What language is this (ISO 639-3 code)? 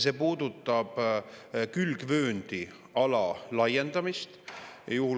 est